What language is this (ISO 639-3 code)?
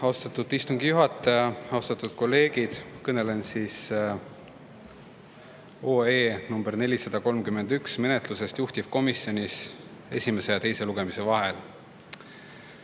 est